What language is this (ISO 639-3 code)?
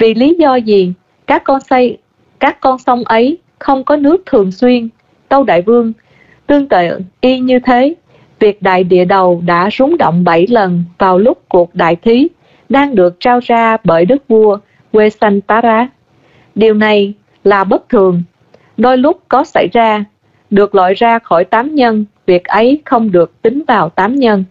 vie